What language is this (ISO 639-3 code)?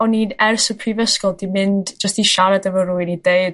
cym